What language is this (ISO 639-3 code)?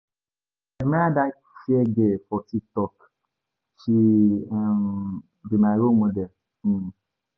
pcm